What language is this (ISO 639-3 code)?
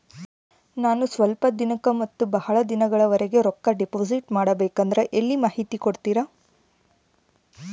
kan